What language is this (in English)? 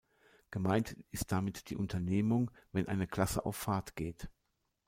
German